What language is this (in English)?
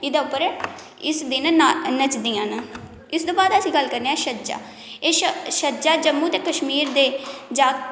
Dogri